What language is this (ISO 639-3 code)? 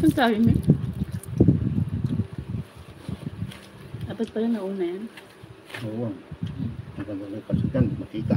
fil